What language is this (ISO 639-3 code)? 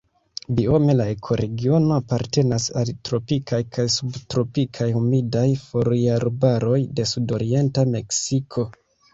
epo